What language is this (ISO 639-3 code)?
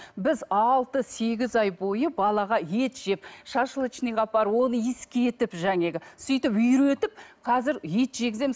kaz